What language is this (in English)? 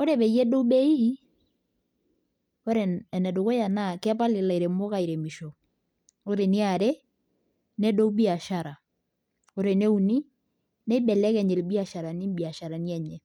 Masai